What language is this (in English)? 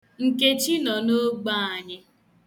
Igbo